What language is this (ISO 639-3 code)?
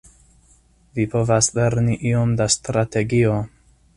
epo